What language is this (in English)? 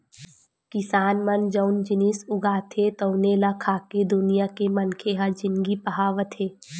Chhattisgarhi